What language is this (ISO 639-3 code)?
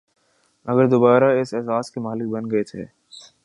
urd